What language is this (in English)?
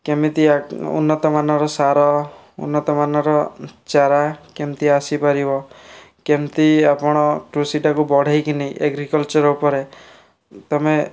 Odia